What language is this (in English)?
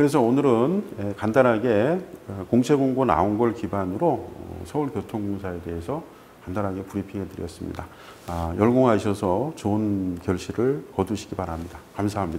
Korean